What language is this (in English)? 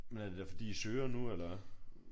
Danish